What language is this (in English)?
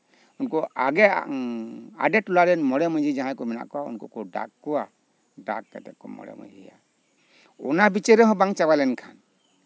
Santali